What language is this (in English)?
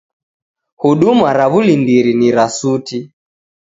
Taita